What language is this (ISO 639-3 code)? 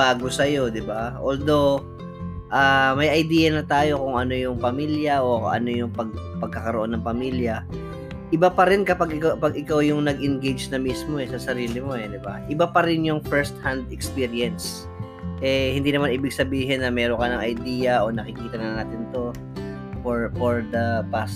fil